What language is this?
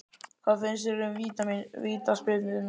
Icelandic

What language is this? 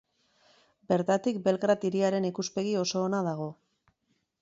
Basque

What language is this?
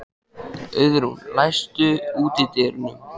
Icelandic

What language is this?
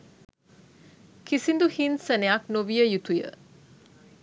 Sinhala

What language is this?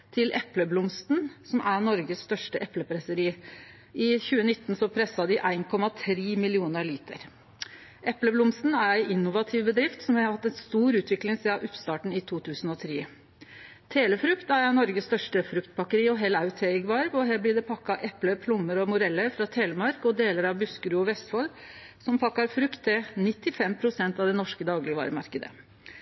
Norwegian Nynorsk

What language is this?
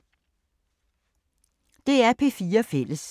Danish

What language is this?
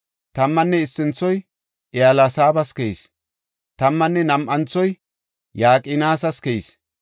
Gofa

